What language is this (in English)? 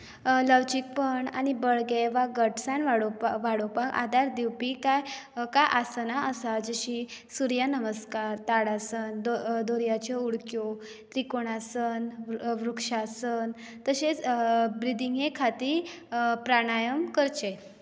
Konkani